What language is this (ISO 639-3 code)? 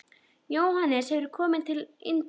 isl